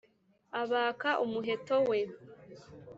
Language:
Kinyarwanda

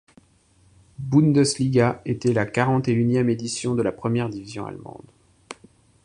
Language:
French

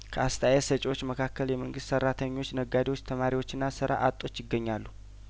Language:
Amharic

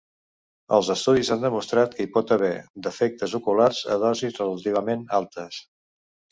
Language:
Catalan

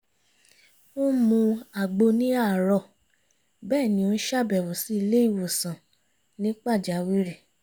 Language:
Yoruba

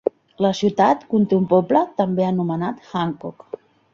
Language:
Catalan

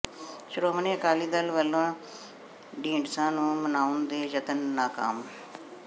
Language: Punjabi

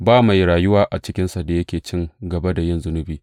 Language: Hausa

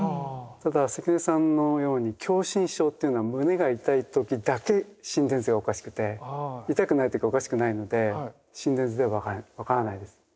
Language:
Japanese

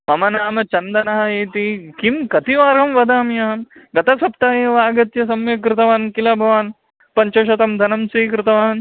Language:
Sanskrit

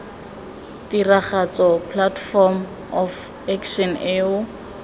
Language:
Tswana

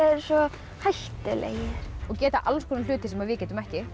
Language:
Icelandic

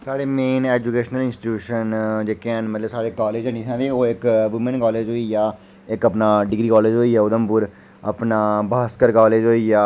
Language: Dogri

